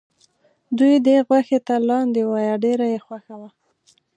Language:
Pashto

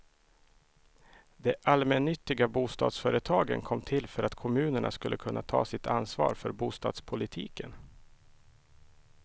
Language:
Swedish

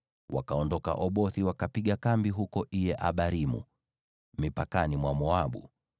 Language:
Swahili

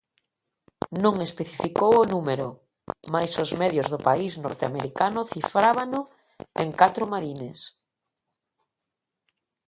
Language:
Galician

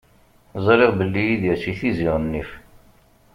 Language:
Kabyle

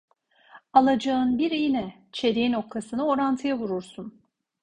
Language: Turkish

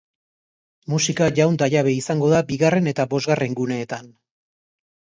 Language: Basque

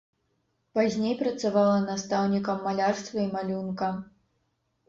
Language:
Belarusian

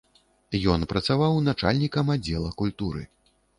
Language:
Belarusian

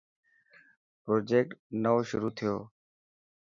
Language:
Dhatki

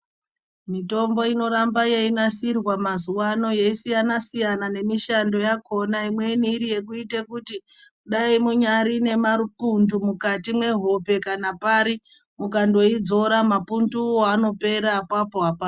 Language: Ndau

